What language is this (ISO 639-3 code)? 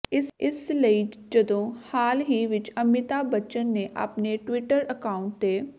pan